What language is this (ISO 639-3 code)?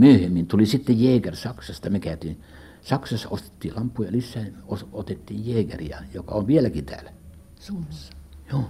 fin